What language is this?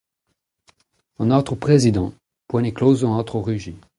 Breton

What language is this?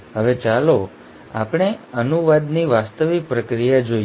Gujarati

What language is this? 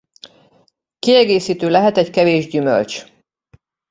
Hungarian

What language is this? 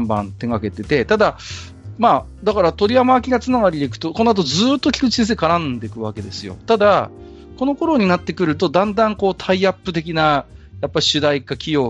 Japanese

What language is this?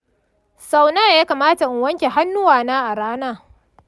Hausa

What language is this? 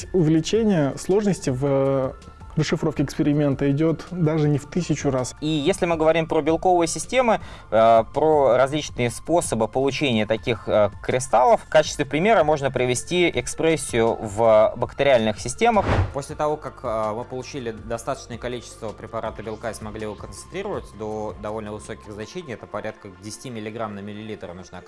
Russian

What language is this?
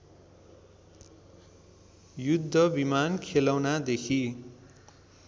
Nepali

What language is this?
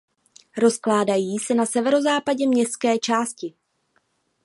Czech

